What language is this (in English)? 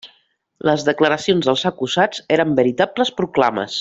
Catalan